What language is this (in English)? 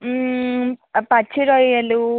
Telugu